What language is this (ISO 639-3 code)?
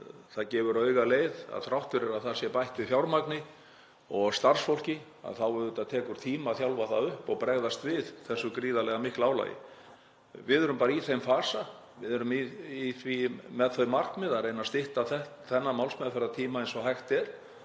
isl